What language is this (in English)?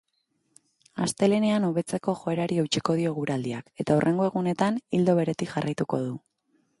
Basque